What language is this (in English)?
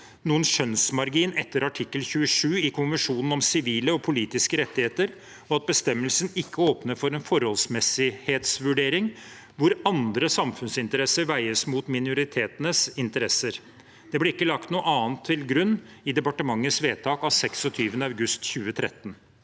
Norwegian